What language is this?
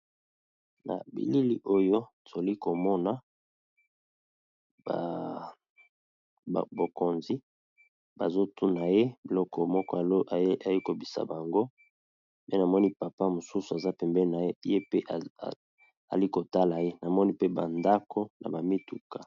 Lingala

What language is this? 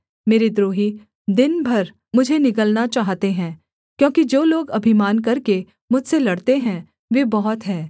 Hindi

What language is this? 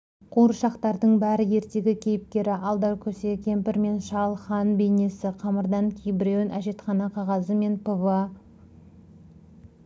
Kazakh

